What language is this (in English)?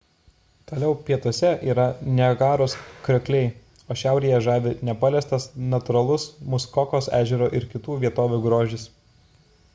Lithuanian